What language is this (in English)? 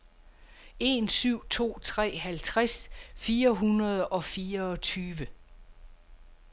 Danish